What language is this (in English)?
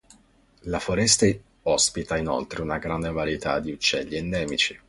Italian